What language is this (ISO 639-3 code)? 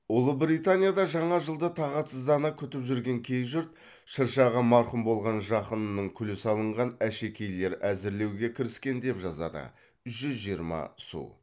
kaz